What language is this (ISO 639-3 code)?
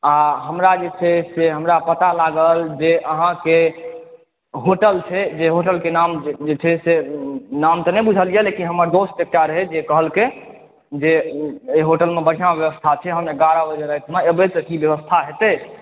mai